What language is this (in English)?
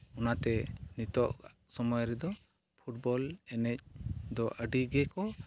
Santali